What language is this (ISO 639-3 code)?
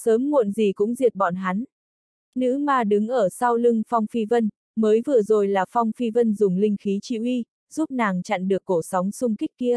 vie